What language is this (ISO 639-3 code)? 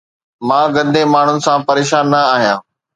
snd